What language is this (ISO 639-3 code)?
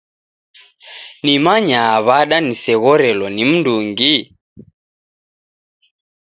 dav